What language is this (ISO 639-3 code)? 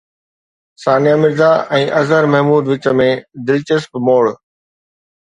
snd